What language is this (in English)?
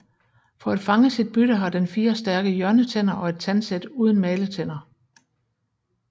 Danish